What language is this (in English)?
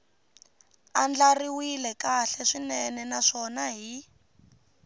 Tsonga